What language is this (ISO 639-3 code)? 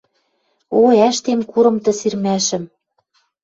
mrj